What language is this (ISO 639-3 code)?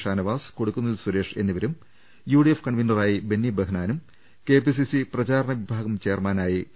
mal